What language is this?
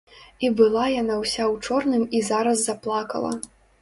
Belarusian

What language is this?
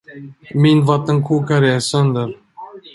Swedish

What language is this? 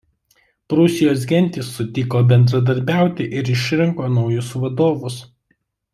Lithuanian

